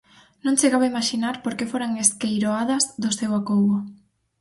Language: Galician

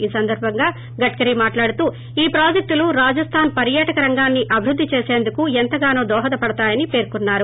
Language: Telugu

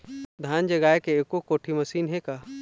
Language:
Chhattisgarhi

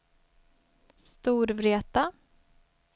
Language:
Swedish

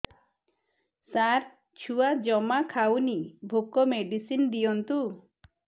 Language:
Odia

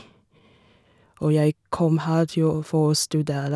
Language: Norwegian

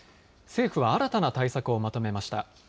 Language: Japanese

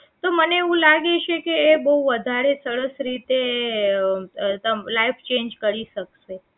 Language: Gujarati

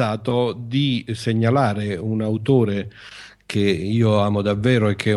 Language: Italian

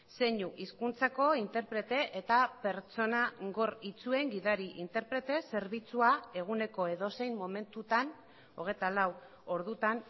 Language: Basque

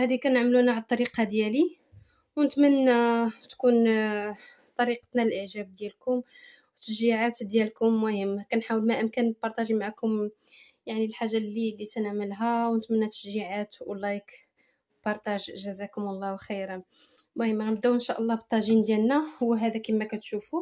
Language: Arabic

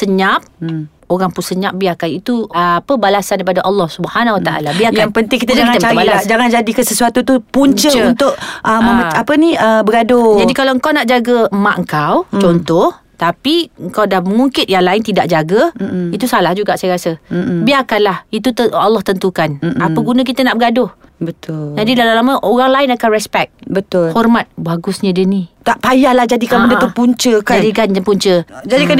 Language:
Malay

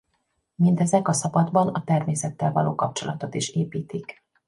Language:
Hungarian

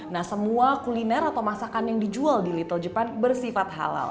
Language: Indonesian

